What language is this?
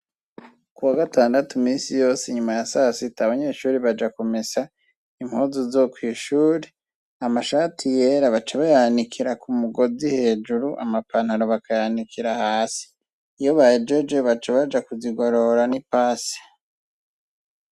Rundi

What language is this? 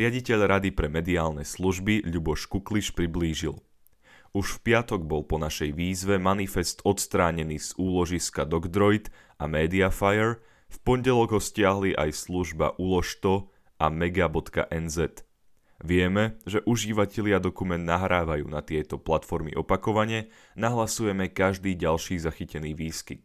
Slovak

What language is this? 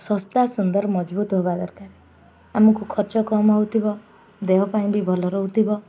Odia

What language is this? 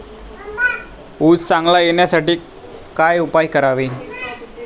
Marathi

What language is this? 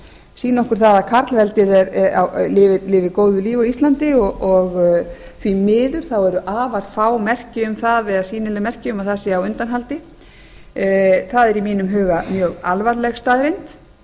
Icelandic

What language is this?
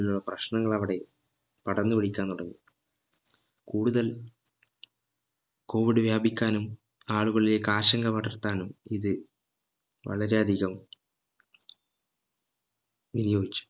Malayalam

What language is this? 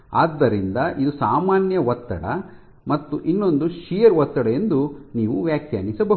Kannada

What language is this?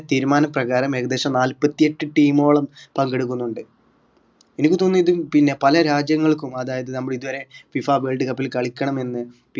Malayalam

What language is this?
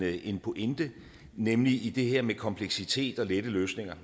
Danish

